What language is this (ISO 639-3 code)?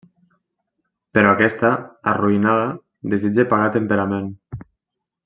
cat